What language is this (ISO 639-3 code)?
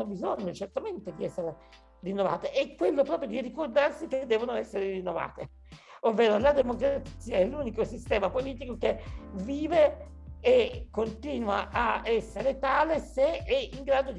ita